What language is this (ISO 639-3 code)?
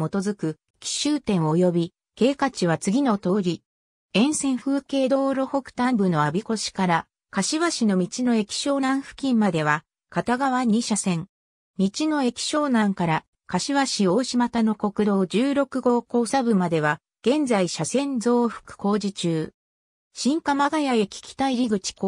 jpn